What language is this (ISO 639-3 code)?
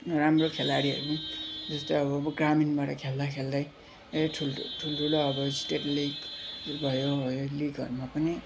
nep